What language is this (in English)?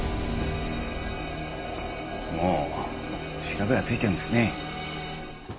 Japanese